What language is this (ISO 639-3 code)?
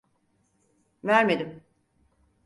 tur